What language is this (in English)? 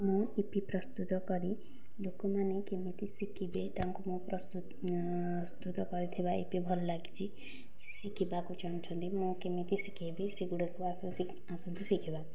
Odia